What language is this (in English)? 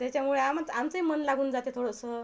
Marathi